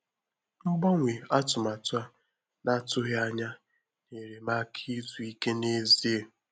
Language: Igbo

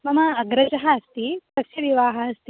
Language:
Sanskrit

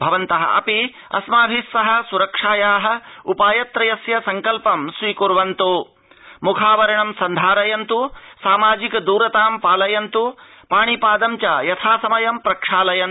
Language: Sanskrit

